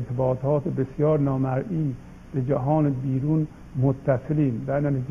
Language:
Persian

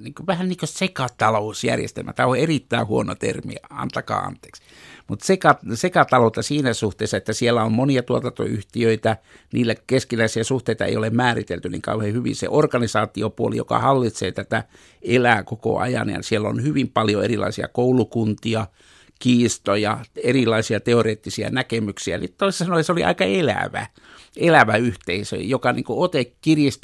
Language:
Finnish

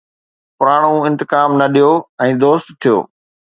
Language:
Sindhi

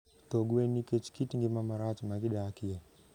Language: Luo (Kenya and Tanzania)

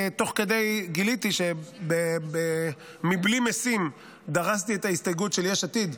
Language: Hebrew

